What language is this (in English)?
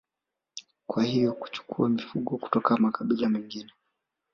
Swahili